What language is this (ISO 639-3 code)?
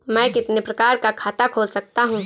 hin